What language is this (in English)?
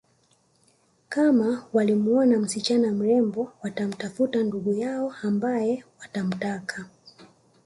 Swahili